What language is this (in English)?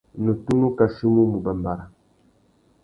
Tuki